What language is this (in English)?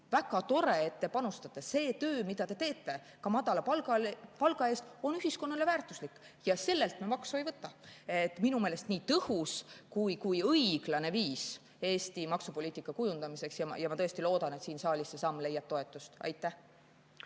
Estonian